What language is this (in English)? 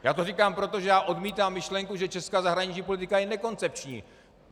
Czech